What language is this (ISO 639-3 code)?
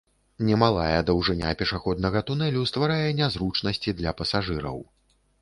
bel